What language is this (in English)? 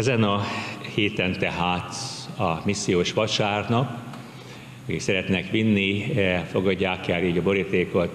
Hungarian